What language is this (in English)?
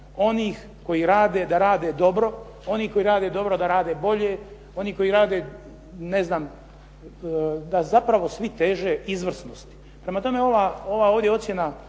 Croatian